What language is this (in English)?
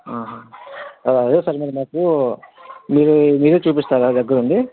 Telugu